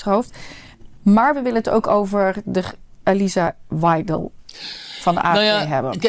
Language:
Dutch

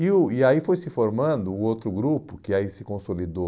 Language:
Portuguese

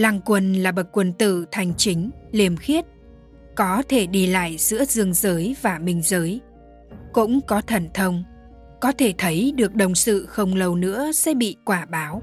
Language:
Vietnamese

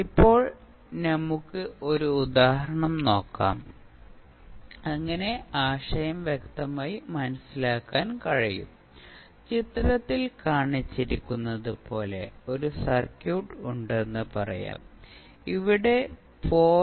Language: Malayalam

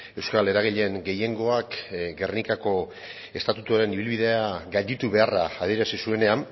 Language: Basque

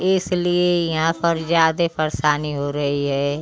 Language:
Hindi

